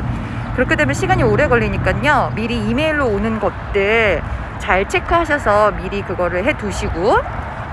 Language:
Korean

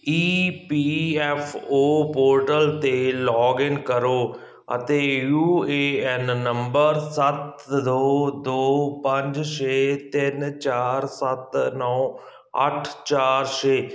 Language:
Punjabi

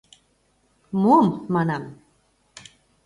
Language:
Mari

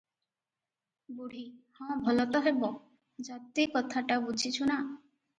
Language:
Odia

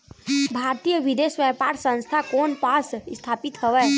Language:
Chhattisgarhi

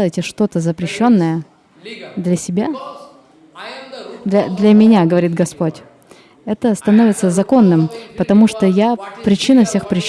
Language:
Russian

